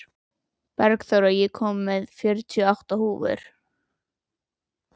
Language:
Icelandic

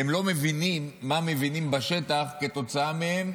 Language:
Hebrew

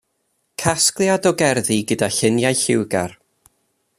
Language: Welsh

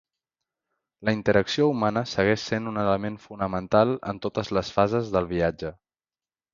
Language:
Catalan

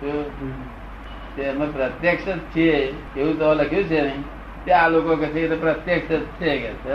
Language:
Gujarati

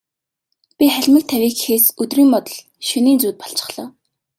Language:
Mongolian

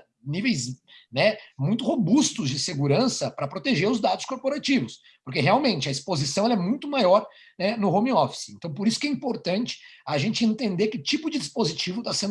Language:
Portuguese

